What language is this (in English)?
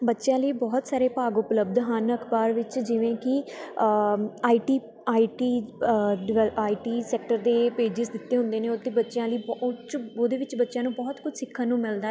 Punjabi